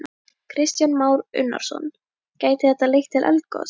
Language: Icelandic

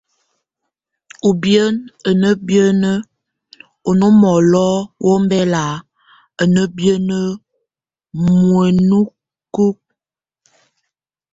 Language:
Tunen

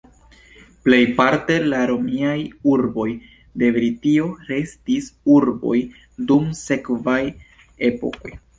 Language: Esperanto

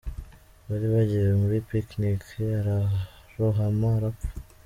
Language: Kinyarwanda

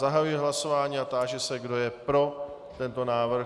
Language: Czech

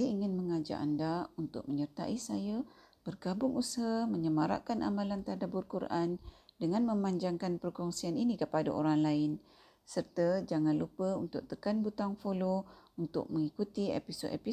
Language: Malay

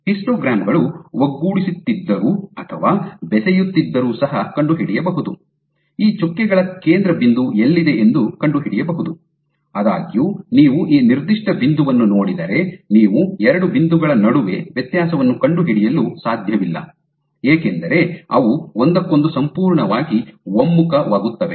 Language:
Kannada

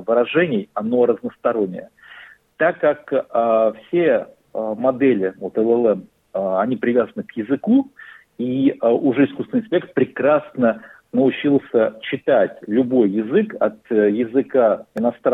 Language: Russian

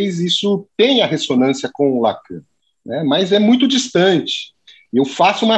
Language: Portuguese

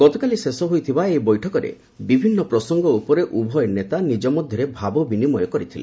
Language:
Odia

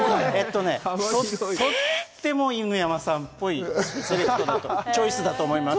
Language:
Japanese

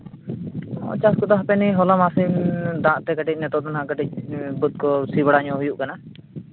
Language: Santali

